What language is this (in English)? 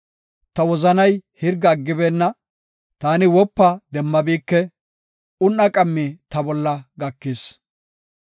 Gofa